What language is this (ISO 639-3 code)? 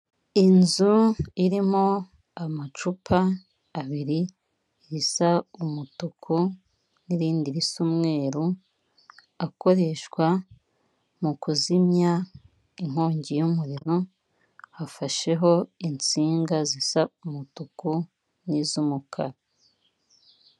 kin